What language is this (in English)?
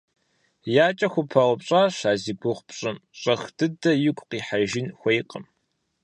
Kabardian